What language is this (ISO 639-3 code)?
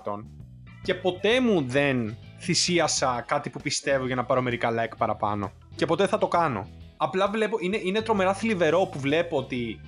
ell